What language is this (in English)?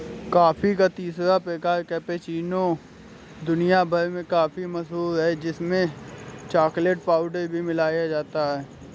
Hindi